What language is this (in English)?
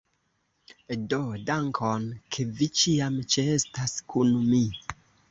Esperanto